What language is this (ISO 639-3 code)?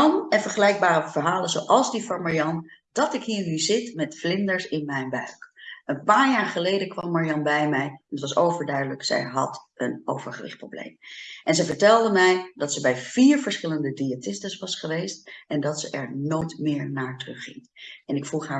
nld